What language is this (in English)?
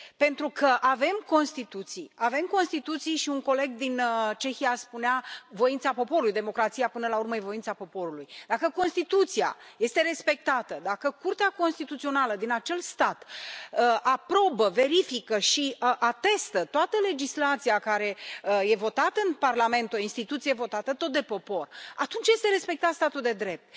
Romanian